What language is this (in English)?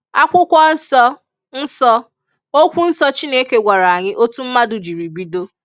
Igbo